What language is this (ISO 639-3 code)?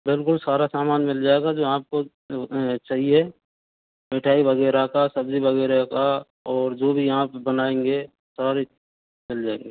hin